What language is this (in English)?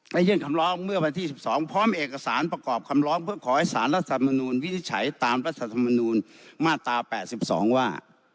Thai